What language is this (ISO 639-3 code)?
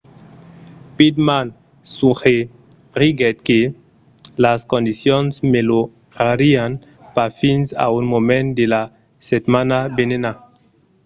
oci